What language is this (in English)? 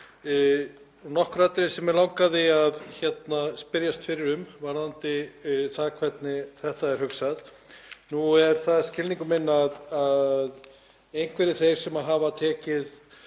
Icelandic